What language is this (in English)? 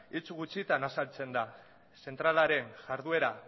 Basque